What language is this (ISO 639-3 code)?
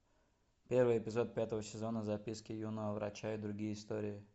rus